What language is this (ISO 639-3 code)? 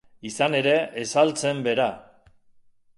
eus